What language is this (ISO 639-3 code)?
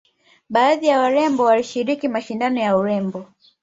swa